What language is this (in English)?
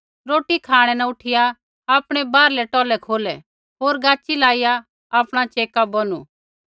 Kullu Pahari